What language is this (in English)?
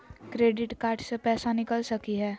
Magahi